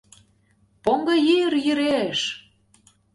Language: Mari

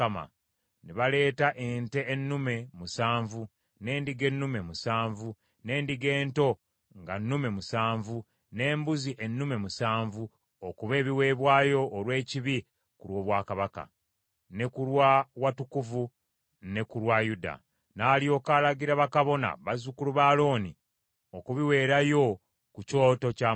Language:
Ganda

